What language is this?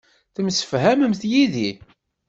Kabyle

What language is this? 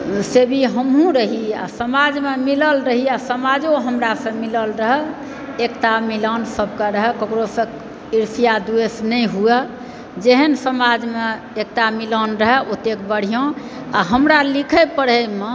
Maithili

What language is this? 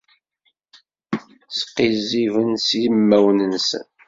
Kabyle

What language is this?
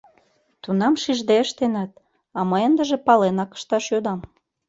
Mari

